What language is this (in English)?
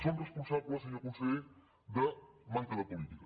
Catalan